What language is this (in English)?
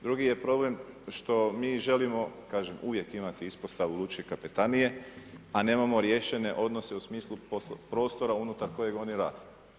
Croatian